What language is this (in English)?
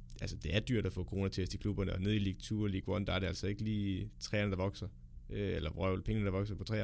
Danish